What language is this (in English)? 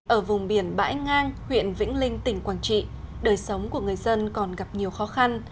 Vietnamese